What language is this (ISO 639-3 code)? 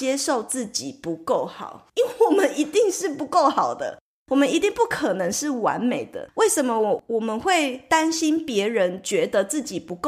zho